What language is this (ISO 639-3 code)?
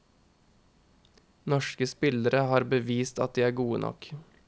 nor